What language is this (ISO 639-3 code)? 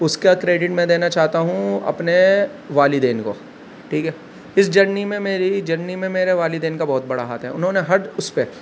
urd